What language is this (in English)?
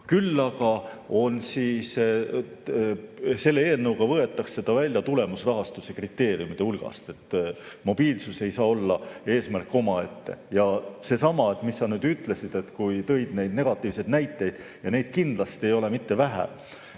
Estonian